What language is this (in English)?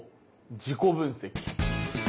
Japanese